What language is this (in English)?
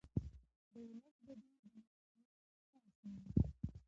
Pashto